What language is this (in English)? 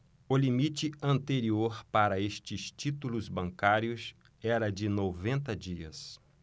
Portuguese